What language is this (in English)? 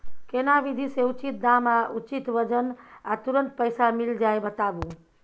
Maithili